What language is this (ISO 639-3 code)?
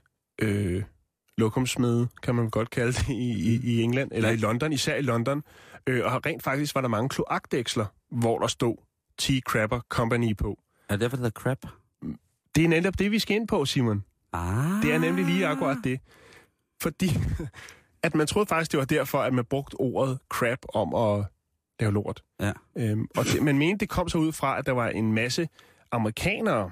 dan